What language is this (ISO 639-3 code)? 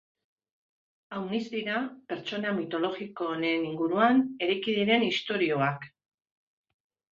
eus